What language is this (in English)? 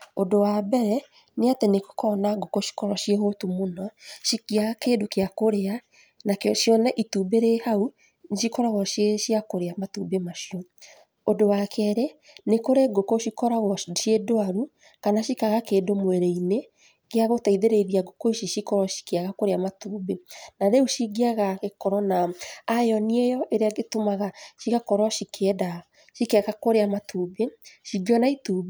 Kikuyu